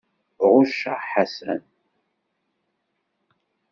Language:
Kabyle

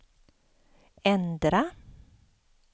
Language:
Swedish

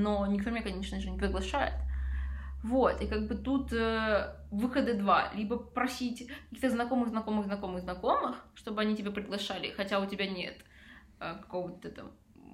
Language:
Russian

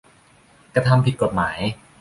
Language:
Thai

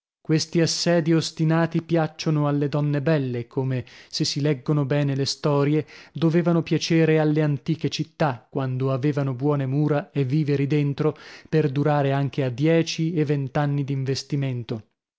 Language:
Italian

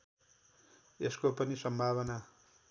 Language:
Nepali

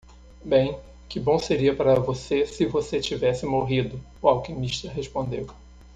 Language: Portuguese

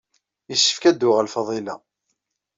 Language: Kabyle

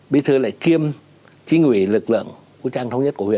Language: Vietnamese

